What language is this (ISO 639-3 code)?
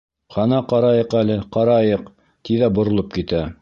bak